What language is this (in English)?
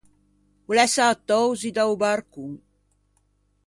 Ligurian